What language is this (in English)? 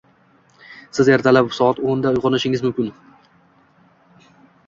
Uzbek